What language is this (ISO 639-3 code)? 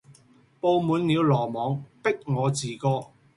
yue